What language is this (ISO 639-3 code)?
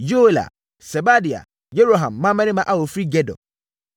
aka